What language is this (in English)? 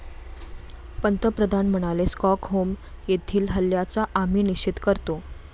Marathi